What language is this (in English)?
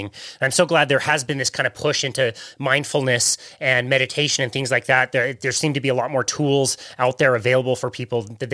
English